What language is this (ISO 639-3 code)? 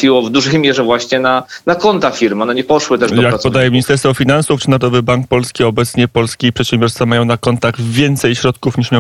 pol